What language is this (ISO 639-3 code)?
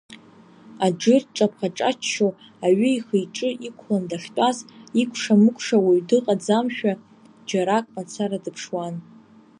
abk